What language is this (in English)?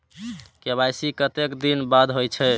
Maithili